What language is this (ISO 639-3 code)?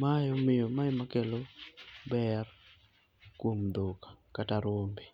luo